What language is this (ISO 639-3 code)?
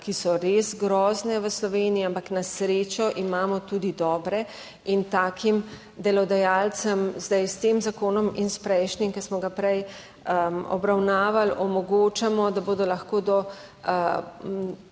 slv